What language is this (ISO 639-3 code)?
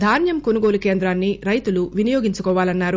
tel